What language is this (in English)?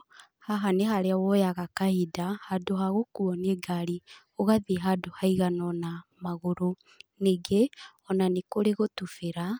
Kikuyu